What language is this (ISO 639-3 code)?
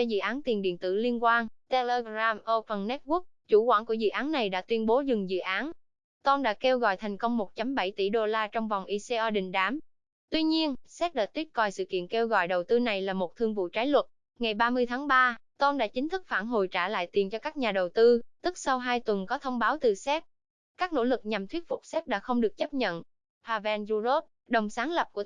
vie